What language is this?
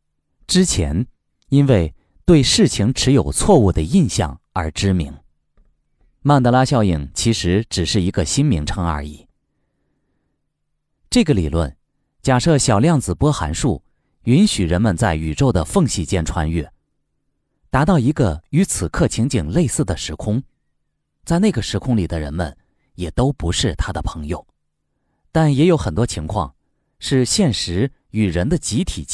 Chinese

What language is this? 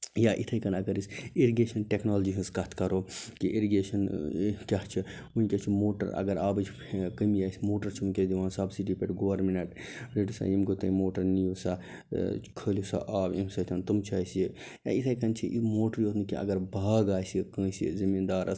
Kashmiri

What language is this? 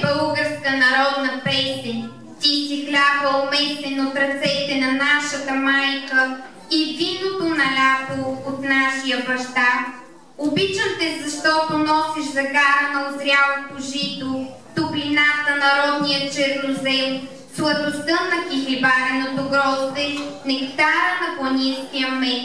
Bulgarian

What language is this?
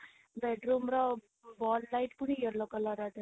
Odia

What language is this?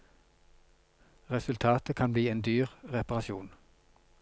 Norwegian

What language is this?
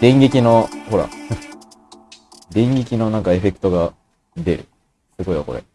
Japanese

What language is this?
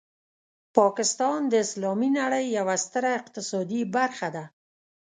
Pashto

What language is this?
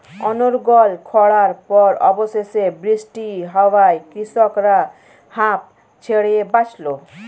Bangla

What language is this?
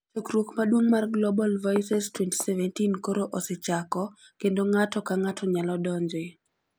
Luo (Kenya and Tanzania)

